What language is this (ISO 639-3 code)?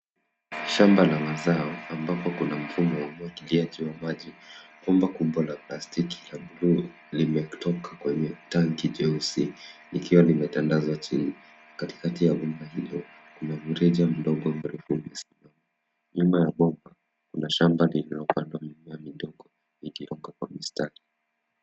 swa